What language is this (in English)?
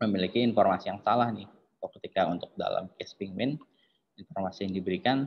Indonesian